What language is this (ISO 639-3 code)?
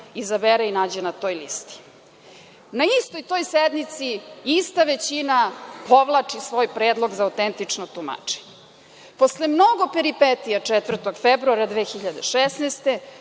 srp